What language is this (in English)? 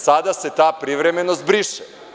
Serbian